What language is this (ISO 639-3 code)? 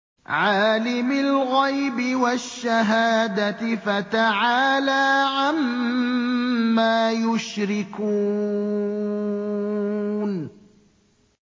ara